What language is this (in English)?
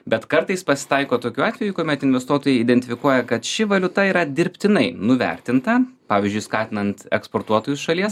Lithuanian